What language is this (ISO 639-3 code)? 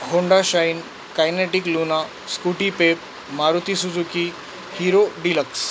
mar